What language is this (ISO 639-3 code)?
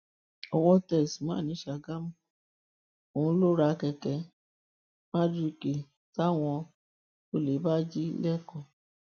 yor